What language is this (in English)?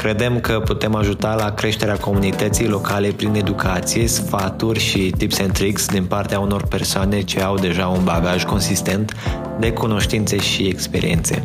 Romanian